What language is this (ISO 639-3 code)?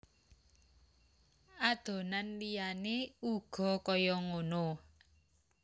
jav